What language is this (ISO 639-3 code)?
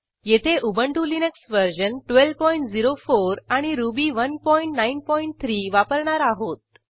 mar